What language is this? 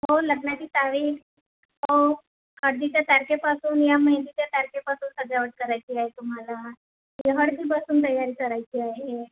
Marathi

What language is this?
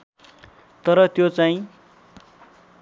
Nepali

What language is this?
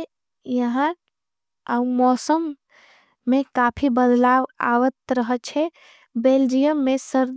Angika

